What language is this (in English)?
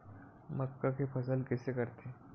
Chhattisgarhi